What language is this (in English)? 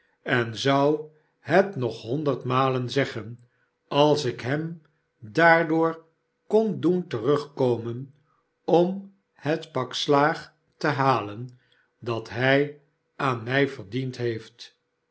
Dutch